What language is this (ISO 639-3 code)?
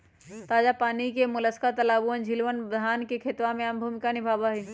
mag